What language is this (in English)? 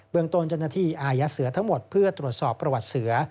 Thai